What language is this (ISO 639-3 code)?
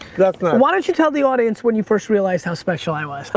eng